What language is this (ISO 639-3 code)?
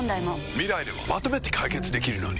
jpn